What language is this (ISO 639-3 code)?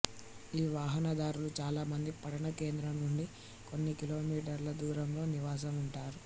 tel